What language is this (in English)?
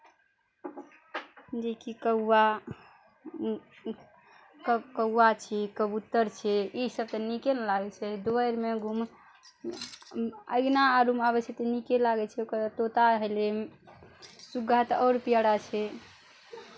Maithili